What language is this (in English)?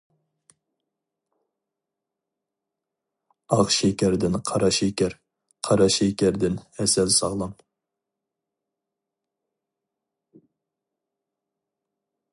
Uyghur